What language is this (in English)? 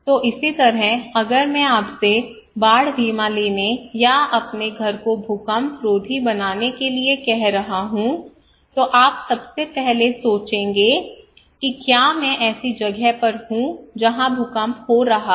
Hindi